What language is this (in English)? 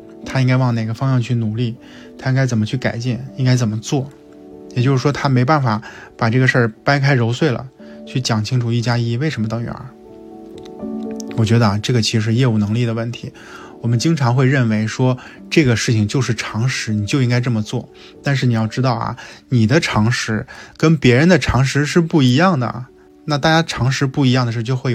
Chinese